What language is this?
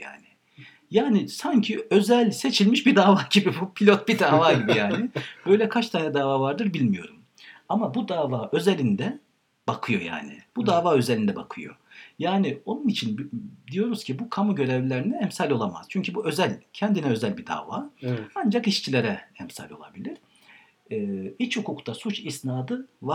Turkish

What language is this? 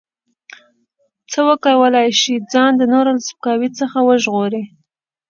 Pashto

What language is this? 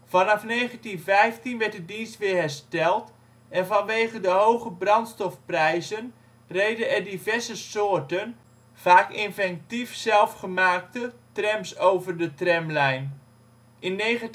Dutch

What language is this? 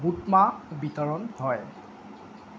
Assamese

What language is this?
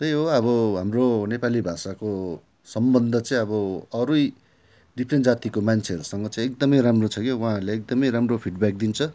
Nepali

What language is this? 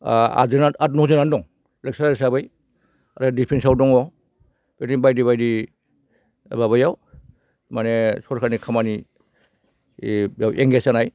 Bodo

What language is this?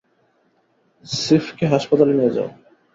Bangla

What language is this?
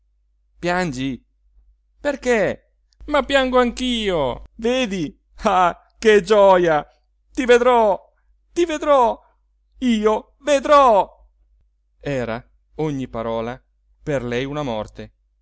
Italian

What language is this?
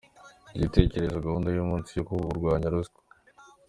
Kinyarwanda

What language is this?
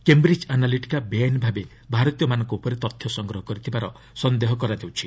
Odia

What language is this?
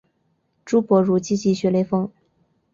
Chinese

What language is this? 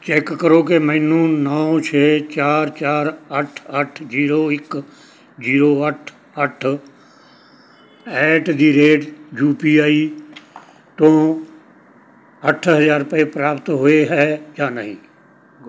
Punjabi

